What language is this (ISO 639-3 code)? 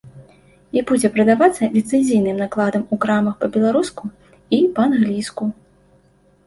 bel